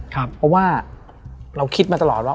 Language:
Thai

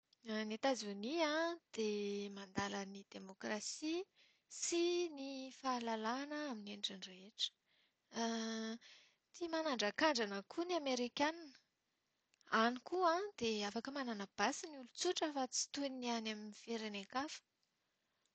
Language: Malagasy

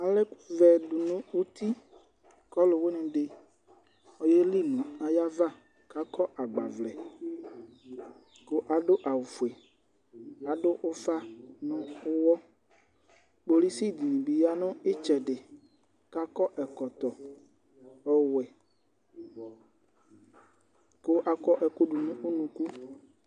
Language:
Ikposo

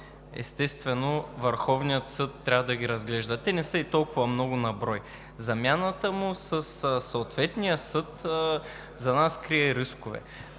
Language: Bulgarian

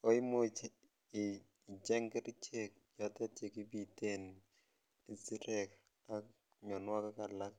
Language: Kalenjin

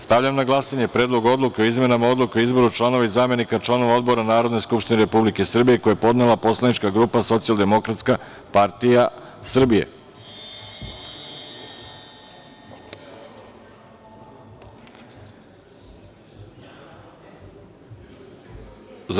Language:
Serbian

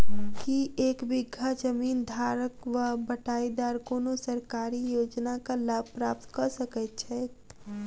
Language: Maithili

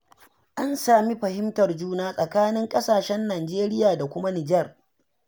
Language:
Hausa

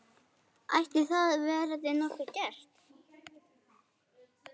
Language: Icelandic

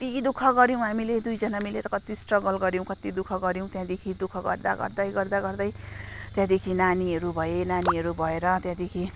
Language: Nepali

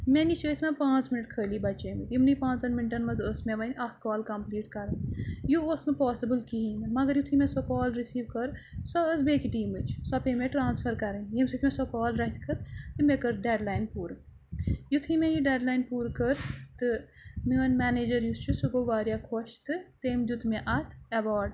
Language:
Kashmiri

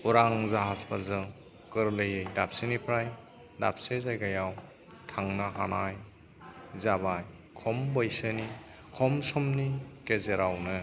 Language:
Bodo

